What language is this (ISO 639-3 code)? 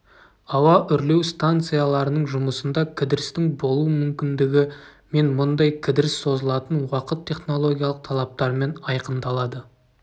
kaz